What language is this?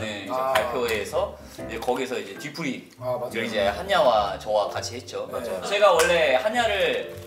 Korean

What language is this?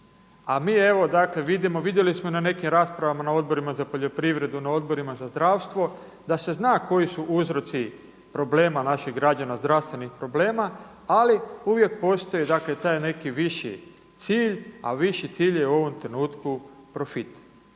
Croatian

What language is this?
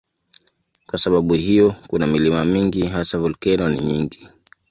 Swahili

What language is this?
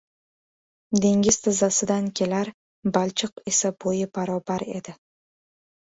Uzbek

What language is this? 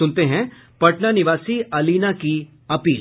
Hindi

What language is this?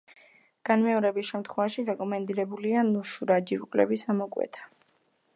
Georgian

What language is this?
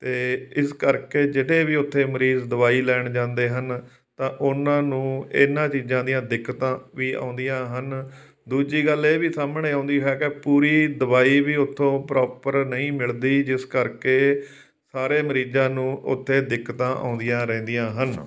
Punjabi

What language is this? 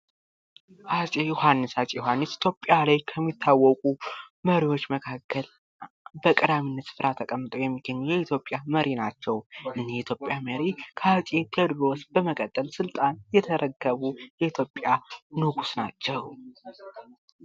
Amharic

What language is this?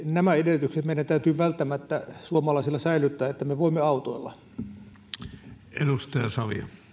Finnish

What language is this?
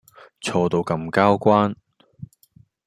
Cantonese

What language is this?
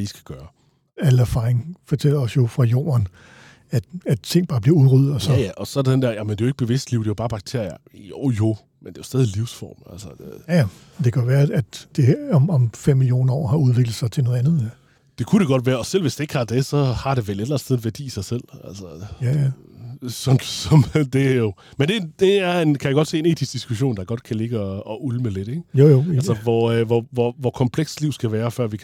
Danish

